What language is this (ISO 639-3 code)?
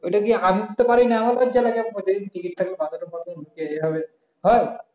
ben